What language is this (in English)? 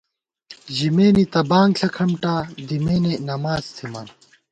Gawar-Bati